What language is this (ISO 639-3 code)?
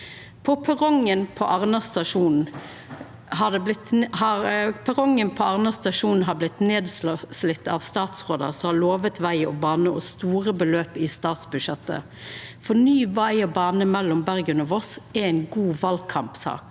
nor